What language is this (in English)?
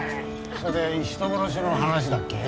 Japanese